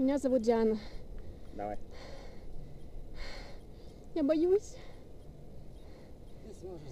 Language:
Russian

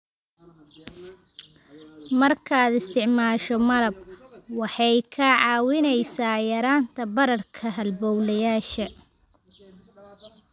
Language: Somali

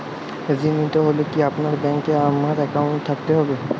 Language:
Bangla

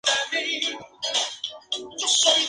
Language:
Spanish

